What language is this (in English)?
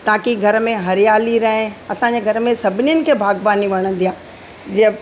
Sindhi